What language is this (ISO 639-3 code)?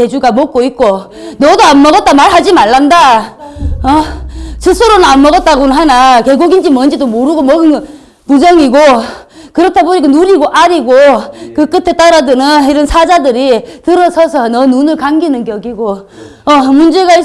kor